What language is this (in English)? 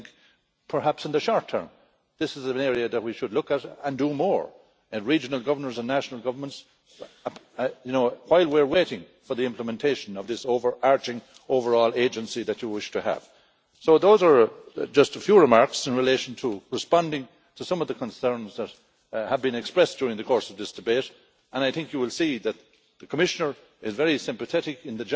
English